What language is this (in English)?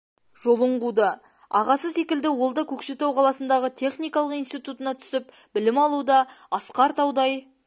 Kazakh